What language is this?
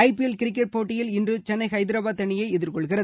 Tamil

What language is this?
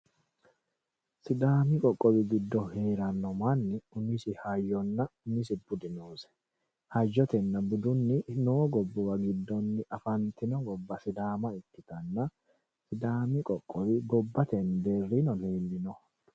Sidamo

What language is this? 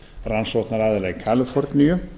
Icelandic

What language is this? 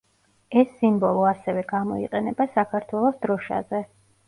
Georgian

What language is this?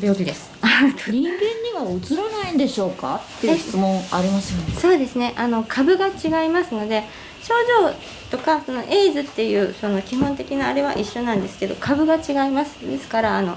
Japanese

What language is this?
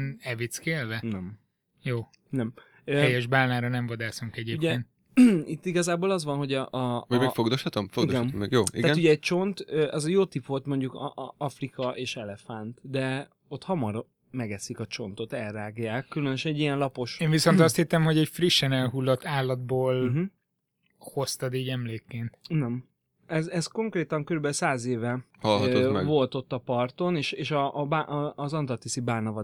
Hungarian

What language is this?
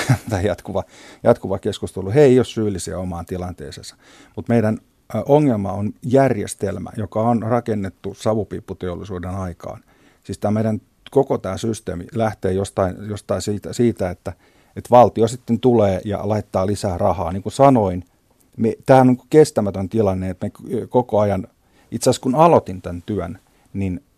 Finnish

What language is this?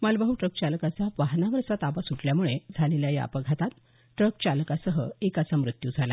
Marathi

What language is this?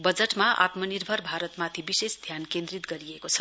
Nepali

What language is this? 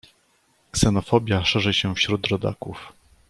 Polish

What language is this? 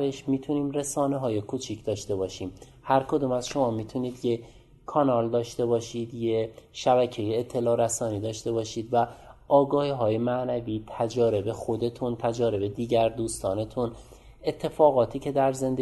Persian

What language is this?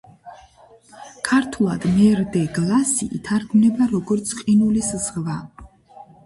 Georgian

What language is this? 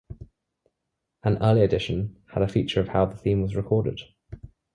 English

